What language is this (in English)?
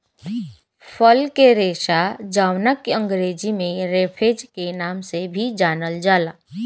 Bhojpuri